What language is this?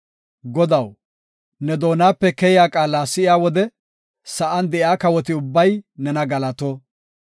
Gofa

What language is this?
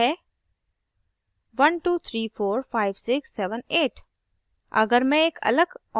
Hindi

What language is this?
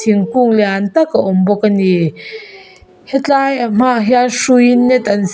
Mizo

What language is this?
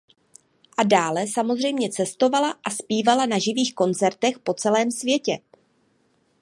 Czech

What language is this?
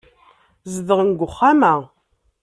Kabyle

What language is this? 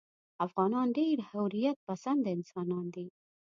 Pashto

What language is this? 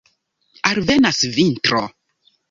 Esperanto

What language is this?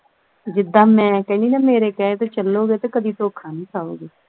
Punjabi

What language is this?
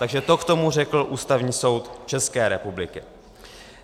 Czech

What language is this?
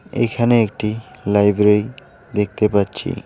Bangla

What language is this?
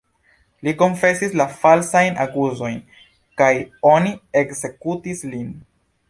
Esperanto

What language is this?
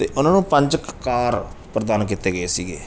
Punjabi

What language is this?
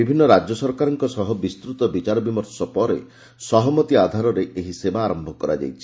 Odia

